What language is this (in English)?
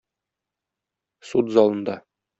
Tatar